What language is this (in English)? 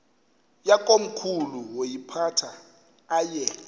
Xhosa